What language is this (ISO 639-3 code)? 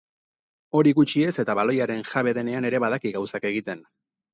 eus